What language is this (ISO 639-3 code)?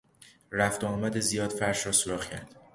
fas